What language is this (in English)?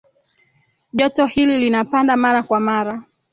Swahili